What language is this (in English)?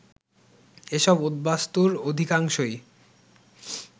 Bangla